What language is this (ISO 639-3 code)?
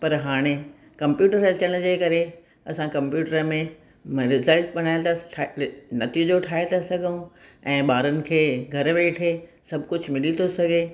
snd